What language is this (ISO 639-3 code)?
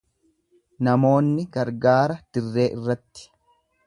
orm